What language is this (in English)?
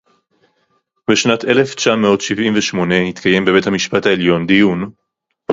Hebrew